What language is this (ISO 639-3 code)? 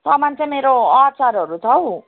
nep